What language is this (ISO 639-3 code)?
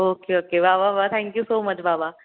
mar